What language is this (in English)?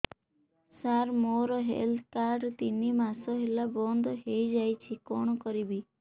Odia